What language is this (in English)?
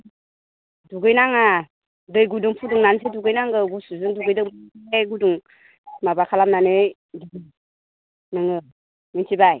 Bodo